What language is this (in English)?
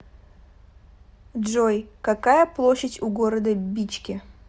Russian